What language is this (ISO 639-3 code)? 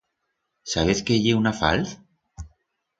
arg